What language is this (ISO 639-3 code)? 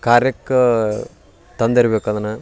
kan